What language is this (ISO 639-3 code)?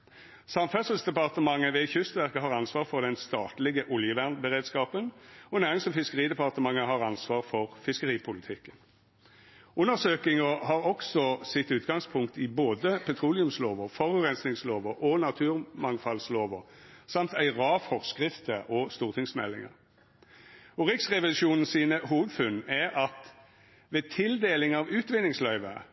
nno